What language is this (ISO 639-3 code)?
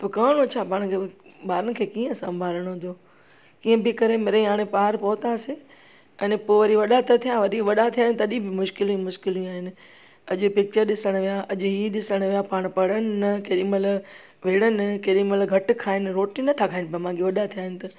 snd